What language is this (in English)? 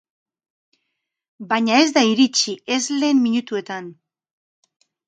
Basque